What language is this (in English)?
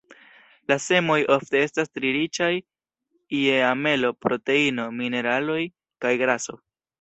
Esperanto